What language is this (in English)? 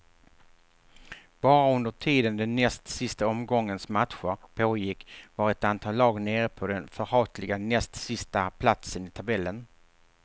Swedish